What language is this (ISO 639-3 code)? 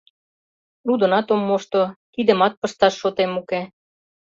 chm